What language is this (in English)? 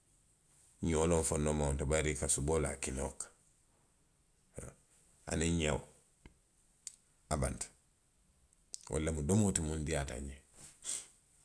Western Maninkakan